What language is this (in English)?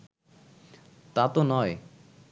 Bangla